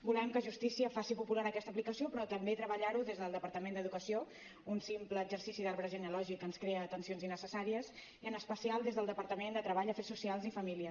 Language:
Catalan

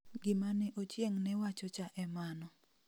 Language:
Luo (Kenya and Tanzania)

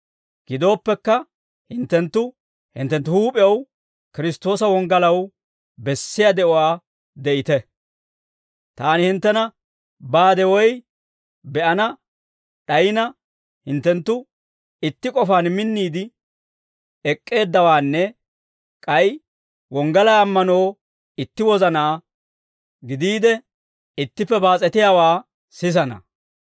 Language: Dawro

